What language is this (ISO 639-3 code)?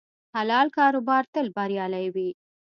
pus